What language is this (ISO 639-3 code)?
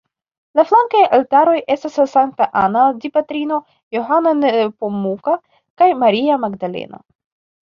epo